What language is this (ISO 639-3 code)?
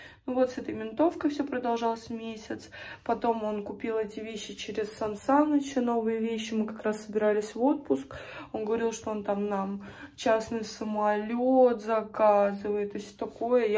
rus